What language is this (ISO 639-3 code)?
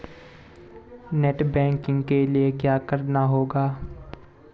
hin